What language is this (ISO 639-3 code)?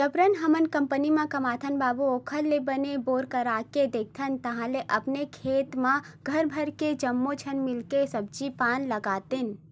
hne